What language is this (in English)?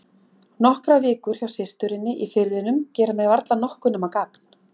Icelandic